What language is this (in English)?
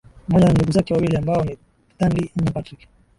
Swahili